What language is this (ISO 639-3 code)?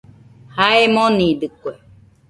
hux